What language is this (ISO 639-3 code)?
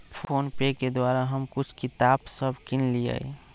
mag